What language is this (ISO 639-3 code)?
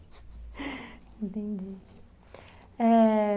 por